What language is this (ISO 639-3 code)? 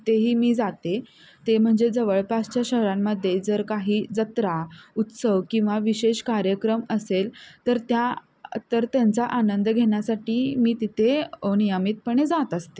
mar